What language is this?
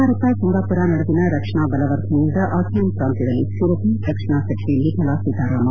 Kannada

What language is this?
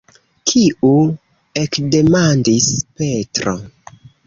Esperanto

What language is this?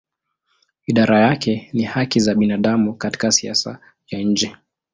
Swahili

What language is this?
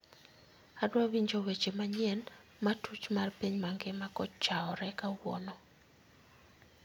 Luo (Kenya and Tanzania)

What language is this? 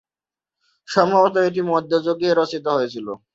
Bangla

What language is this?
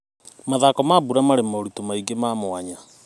Kikuyu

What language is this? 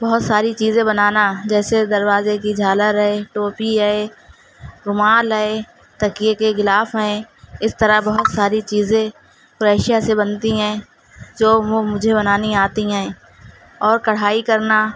Urdu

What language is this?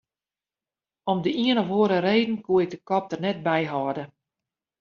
Western Frisian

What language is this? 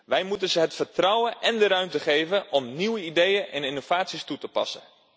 Dutch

